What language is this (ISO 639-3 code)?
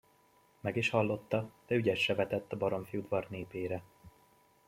hun